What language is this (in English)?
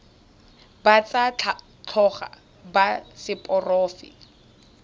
Tswana